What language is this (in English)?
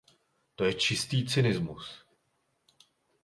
Czech